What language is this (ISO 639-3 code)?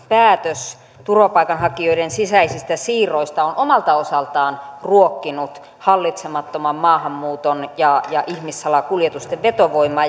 fin